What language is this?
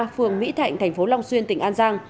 Vietnamese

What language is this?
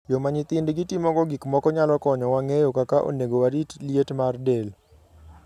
Luo (Kenya and Tanzania)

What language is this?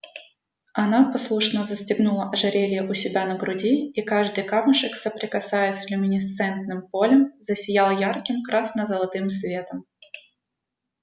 Russian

